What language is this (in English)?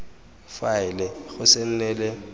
Tswana